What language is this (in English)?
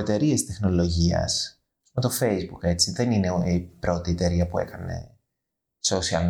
Greek